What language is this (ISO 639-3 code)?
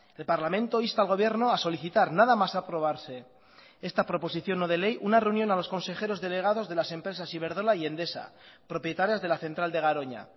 spa